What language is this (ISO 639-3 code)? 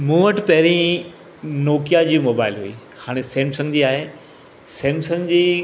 snd